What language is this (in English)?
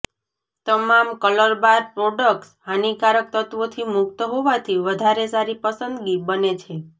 Gujarati